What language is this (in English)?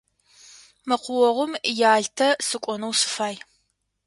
Adyghe